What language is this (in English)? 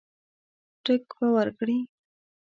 Pashto